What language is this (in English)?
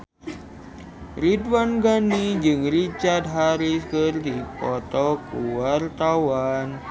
Sundanese